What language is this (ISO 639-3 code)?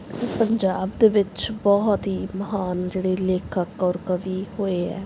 pan